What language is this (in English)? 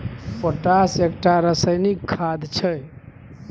Maithili